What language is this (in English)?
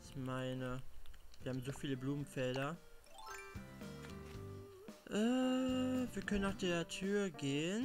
German